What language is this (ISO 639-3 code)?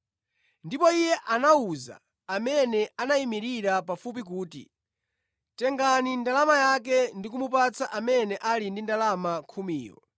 nya